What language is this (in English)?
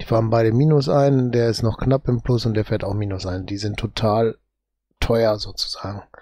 German